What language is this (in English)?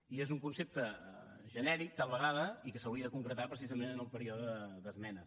Catalan